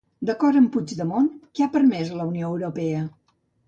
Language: Catalan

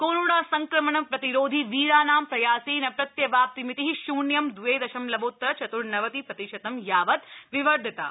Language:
Sanskrit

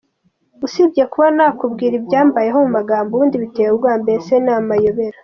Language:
Kinyarwanda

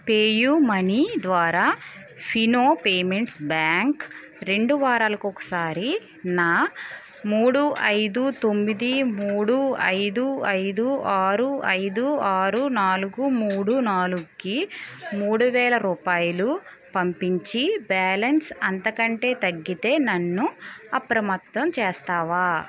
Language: Telugu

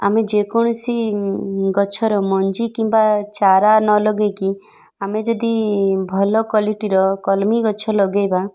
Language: Odia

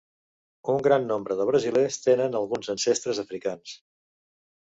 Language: Catalan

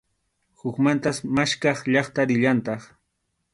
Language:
Arequipa-La Unión Quechua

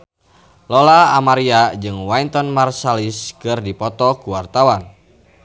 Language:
Sundanese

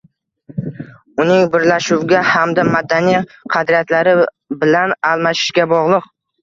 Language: Uzbek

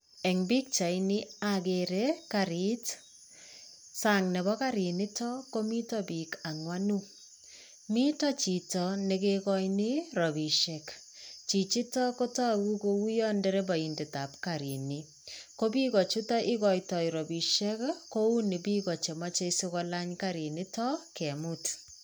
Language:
Kalenjin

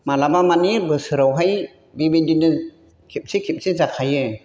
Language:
Bodo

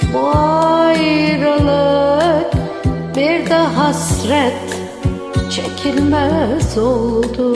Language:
Turkish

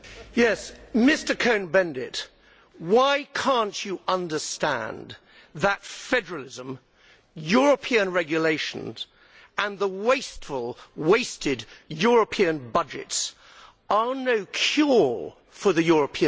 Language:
English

